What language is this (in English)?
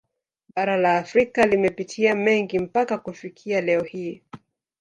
Swahili